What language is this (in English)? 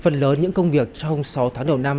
Vietnamese